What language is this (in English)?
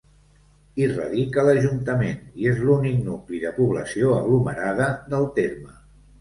Catalan